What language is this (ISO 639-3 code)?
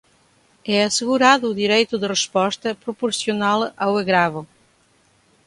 por